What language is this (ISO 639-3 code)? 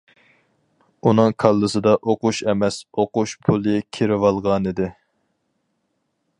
uig